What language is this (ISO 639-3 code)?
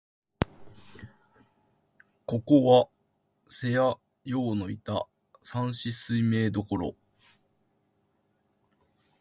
jpn